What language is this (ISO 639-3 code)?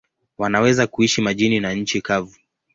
swa